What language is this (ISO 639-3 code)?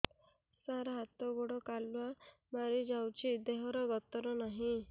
ori